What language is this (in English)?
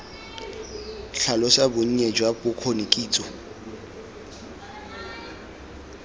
Tswana